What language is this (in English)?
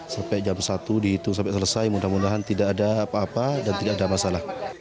Indonesian